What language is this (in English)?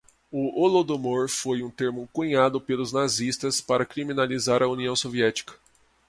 Portuguese